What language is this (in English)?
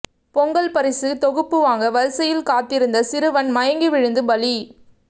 Tamil